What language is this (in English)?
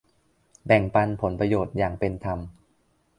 Thai